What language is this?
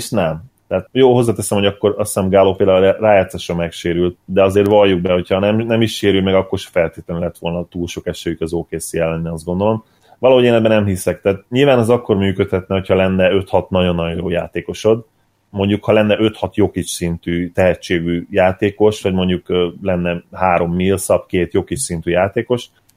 Hungarian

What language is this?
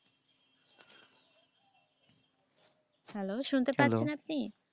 Bangla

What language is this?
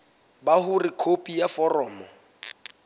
Southern Sotho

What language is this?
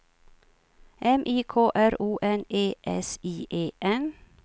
Swedish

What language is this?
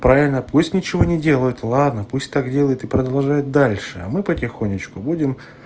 Russian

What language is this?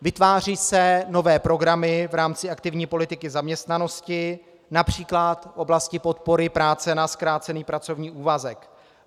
Czech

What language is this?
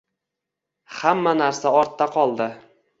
Uzbek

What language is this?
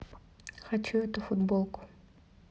Russian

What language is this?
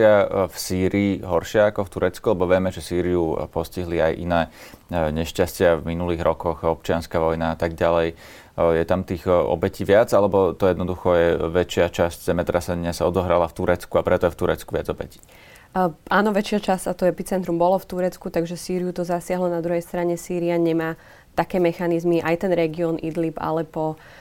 Slovak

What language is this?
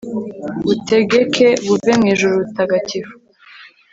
Kinyarwanda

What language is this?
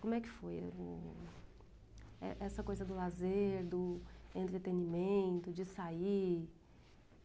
Portuguese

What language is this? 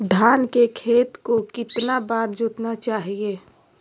Magahi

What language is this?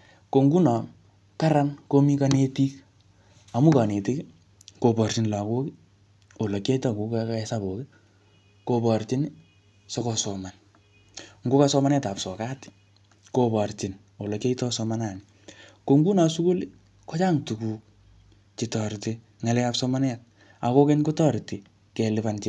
Kalenjin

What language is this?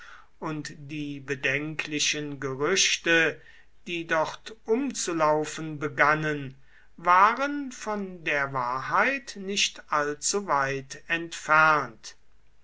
German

